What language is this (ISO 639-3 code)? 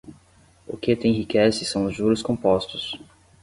por